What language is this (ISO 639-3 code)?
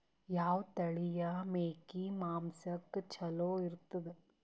kan